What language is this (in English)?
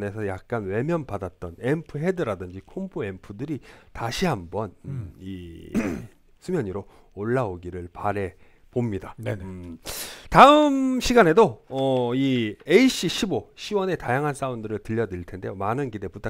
Korean